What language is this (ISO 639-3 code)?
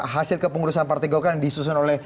ind